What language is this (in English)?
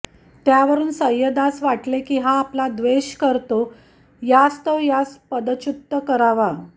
Marathi